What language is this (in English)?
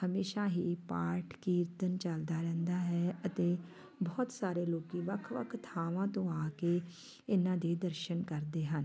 Punjabi